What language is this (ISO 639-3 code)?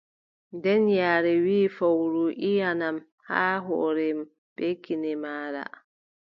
fub